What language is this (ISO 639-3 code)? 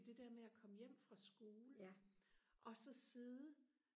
dan